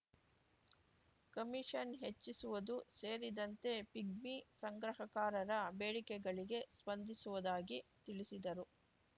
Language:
Kannada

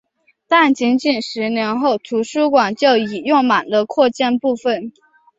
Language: Chinese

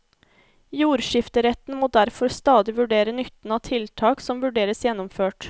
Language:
Norwegian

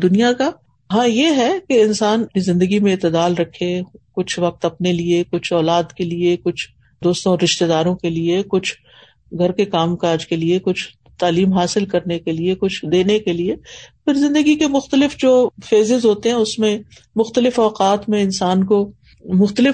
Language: Urdu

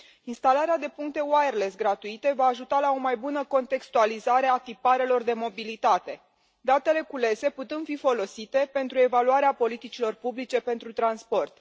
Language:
Romanian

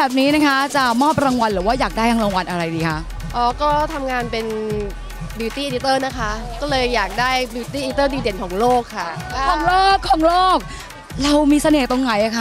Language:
Thai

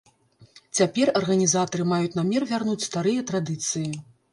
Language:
Belarusian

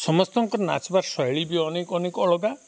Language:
Odia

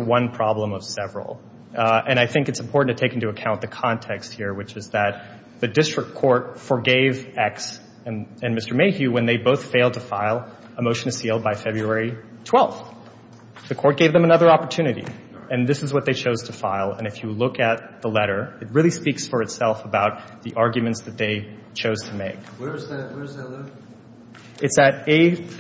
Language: English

